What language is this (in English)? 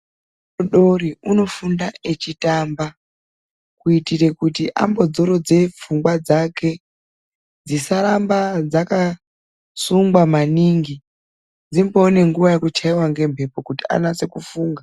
Ndau